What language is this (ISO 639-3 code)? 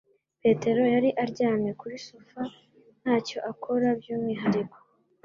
kin